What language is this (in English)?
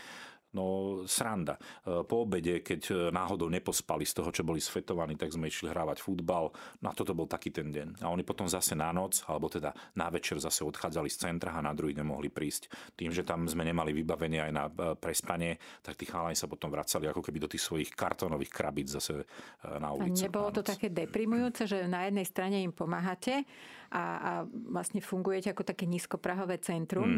Slovak